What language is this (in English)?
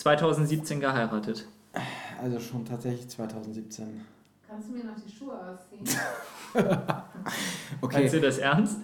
German